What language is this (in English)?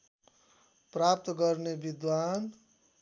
Nepali